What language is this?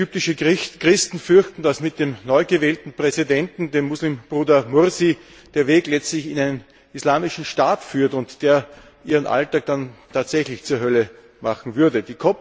German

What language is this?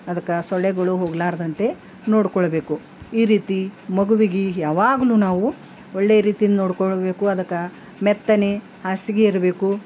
Kannada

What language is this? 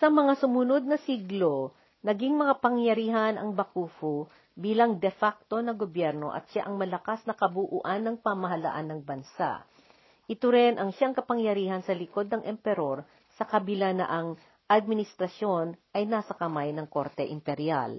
Filipino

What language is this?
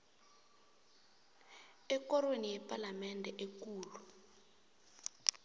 South Ndebele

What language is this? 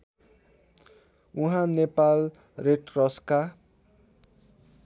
Nepali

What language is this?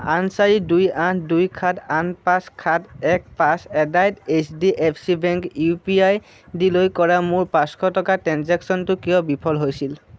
Assamese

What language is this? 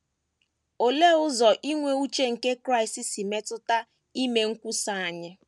Igbo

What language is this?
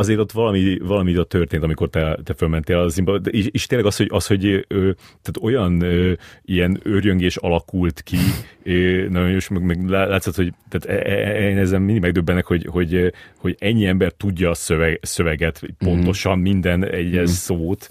Hungarian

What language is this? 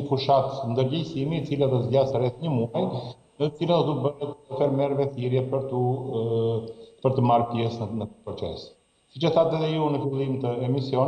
Romanian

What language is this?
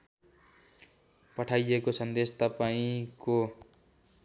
Nepali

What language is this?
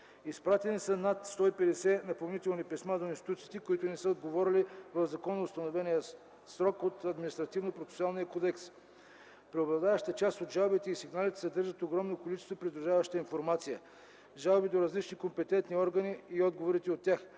Bulgarian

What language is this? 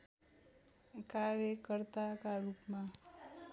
Nepali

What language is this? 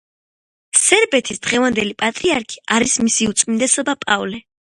Georgian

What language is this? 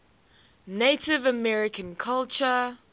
English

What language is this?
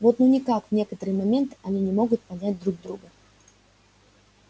Russian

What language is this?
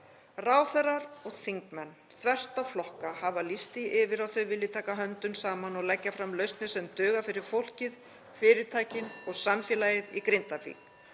Icelandic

